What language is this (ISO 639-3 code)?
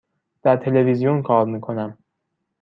fas